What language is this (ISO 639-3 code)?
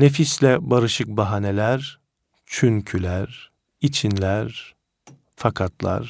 tur